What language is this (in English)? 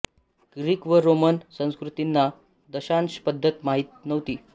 Marathi